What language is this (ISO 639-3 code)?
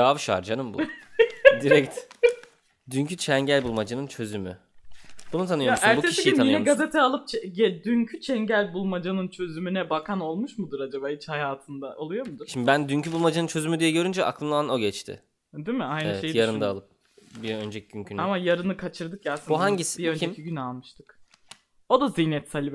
tur